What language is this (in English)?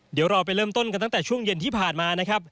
Thai